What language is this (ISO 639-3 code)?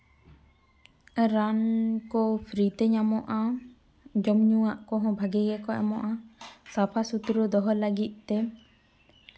sat